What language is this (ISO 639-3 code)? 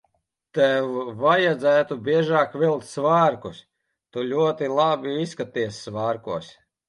lav